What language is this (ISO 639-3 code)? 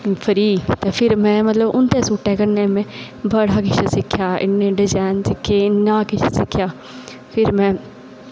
doi